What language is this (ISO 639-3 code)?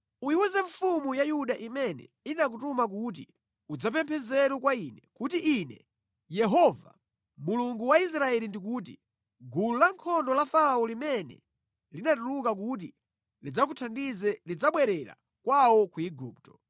nya